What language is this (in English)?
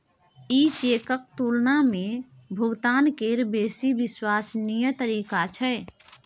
Maithili